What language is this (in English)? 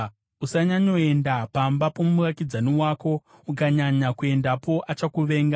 Shona